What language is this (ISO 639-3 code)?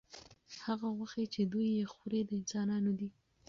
pus